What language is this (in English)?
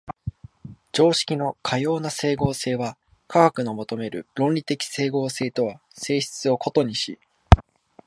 Japanese